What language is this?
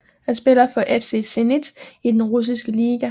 Danish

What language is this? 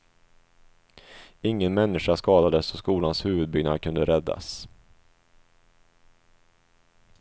Swedish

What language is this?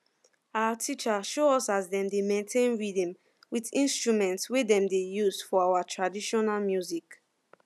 Nigerian Pidgin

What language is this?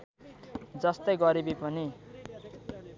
Nepali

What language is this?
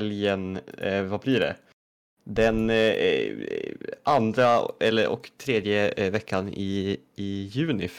Swedish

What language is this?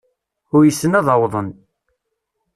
Kabyle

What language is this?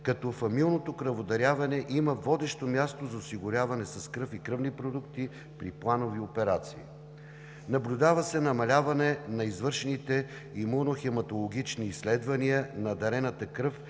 Bulgarian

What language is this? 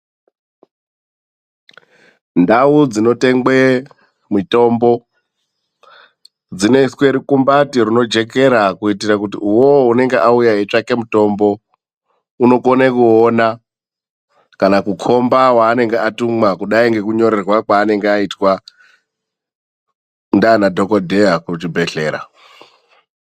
Ndau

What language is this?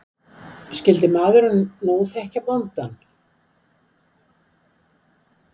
Icelandic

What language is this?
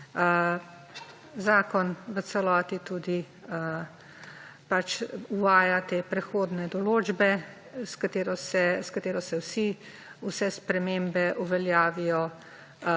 Slovenian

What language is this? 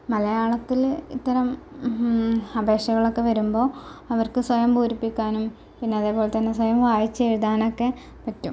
Malayalam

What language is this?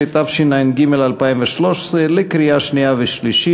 Hebrew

